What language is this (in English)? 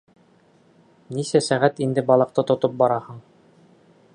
Bashkir